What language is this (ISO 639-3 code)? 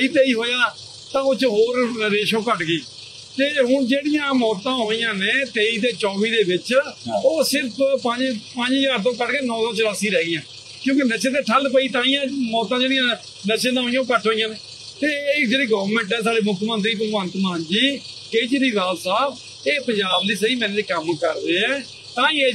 pan